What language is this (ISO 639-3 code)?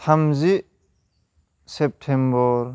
brx